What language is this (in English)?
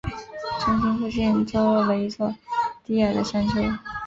Chinese